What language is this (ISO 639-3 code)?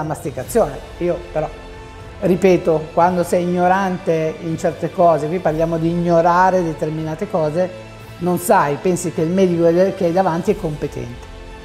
ita